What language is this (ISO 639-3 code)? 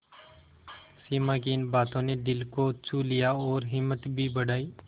hin